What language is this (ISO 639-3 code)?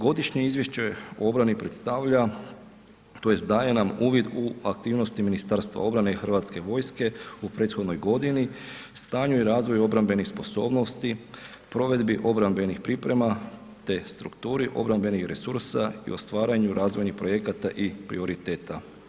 hrv